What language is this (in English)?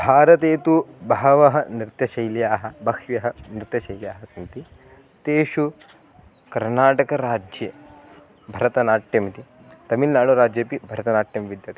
Sanskrit